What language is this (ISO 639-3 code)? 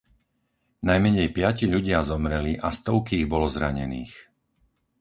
slk